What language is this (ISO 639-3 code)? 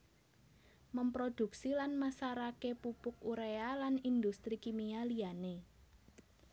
jav